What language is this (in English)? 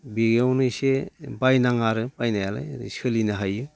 Bodo